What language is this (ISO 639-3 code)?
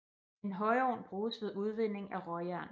dan